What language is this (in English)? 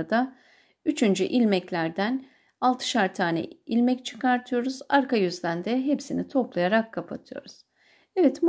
Turkish